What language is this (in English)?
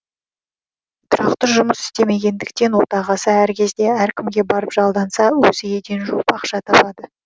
Kazakh